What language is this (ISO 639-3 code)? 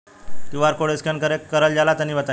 bho